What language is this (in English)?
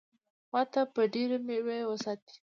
Pashto